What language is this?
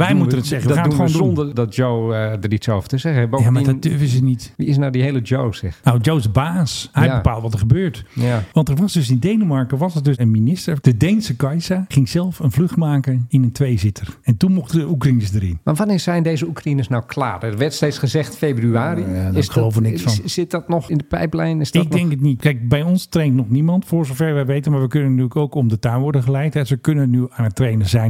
Dutch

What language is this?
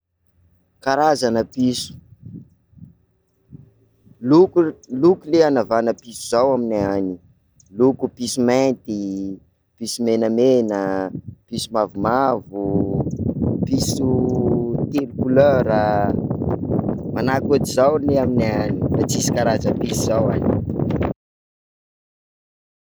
Sakalava Malagasy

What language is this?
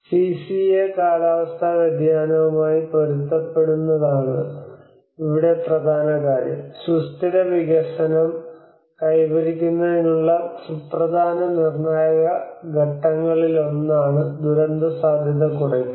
Malayalam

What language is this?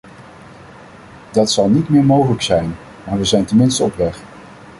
Dutch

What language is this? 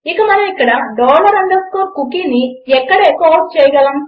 Telugu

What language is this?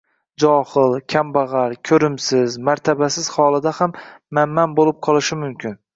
Uzbek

